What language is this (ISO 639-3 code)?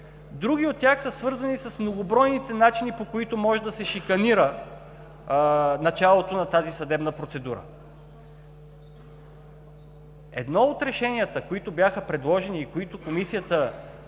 bul